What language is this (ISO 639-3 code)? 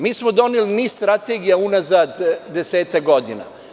srp